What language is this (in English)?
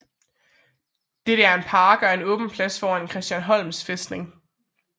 Danish